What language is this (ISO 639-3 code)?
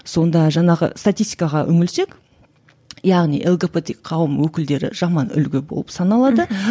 kaz